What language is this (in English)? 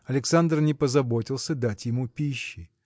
Russian